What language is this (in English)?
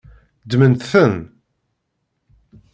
Kabyle